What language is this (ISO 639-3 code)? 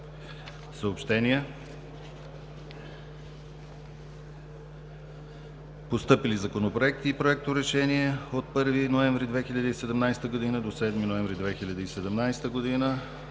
bul